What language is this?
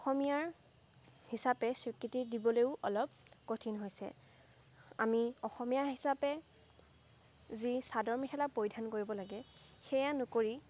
Assamese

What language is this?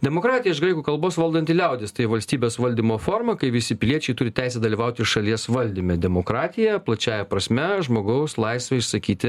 Lithuanian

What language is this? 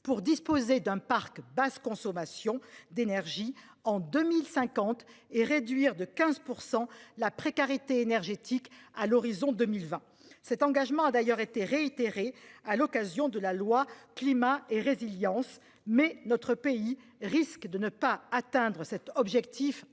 French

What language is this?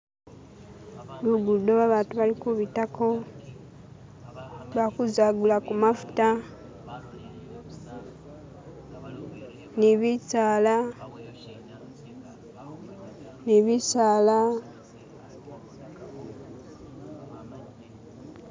Masaaba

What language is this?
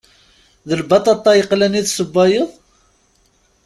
Kabyle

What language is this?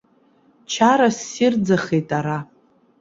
Abkhazian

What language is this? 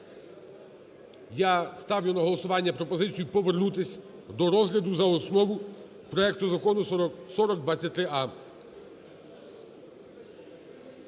Ukrainian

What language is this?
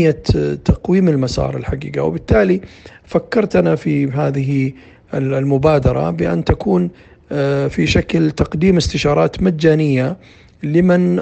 Arabic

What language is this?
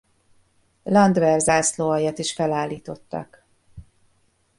Hungarian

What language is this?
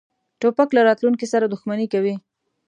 Pashto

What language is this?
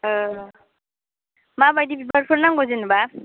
Bodo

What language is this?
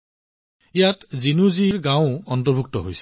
Assamese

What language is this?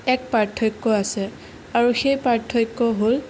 Assamese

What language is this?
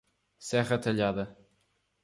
Portuguese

